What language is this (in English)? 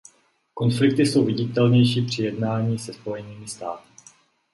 Czech